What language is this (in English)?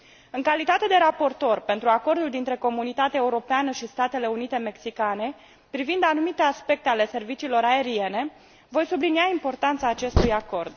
Romanian